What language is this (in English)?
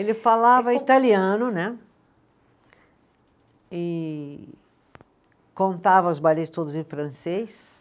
Portuguese